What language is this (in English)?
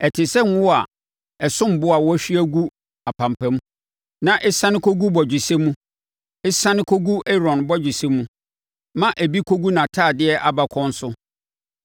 Akan